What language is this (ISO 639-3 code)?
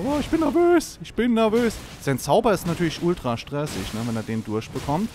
deu